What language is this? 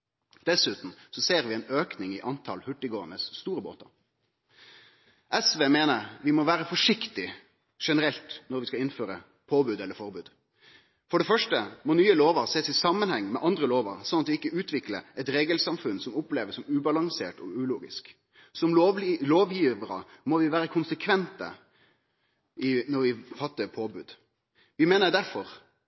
Norwegian Nynorsk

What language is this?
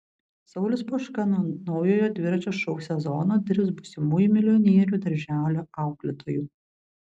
Lithuanian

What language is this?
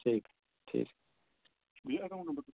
Dogri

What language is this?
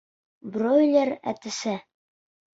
Bashkir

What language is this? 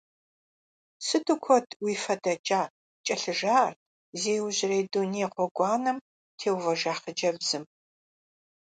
Kabardian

